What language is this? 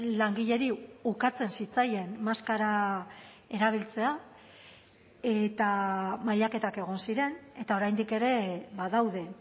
Basque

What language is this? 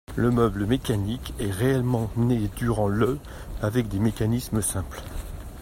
French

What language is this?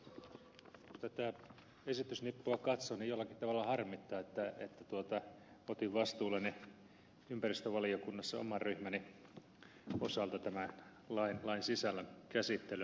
Finnish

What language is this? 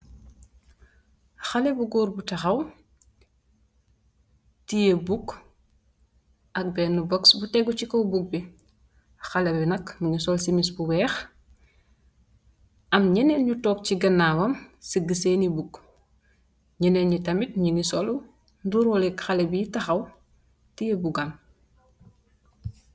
Wolof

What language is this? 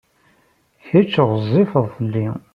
Kabyle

